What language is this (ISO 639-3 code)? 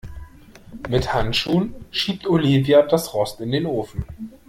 deu